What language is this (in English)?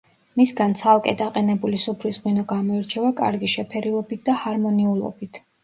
Georgian